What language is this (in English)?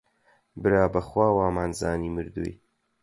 Central Kurdish